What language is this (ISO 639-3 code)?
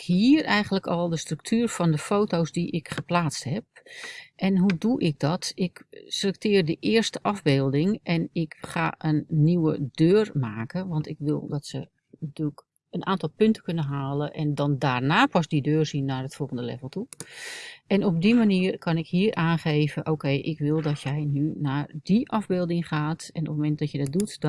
nld